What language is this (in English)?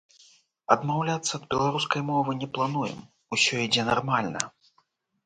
Belarusian